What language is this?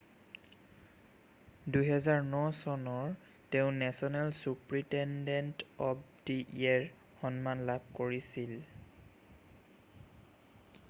Assamese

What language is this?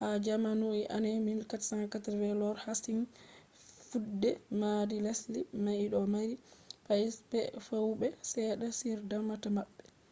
Fula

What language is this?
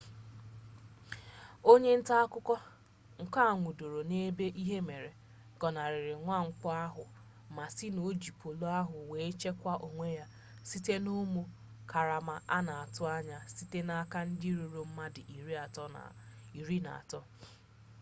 Igbo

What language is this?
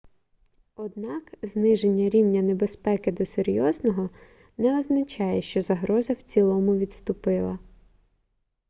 Ukrainian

